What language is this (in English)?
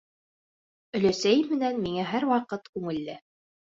Bashkir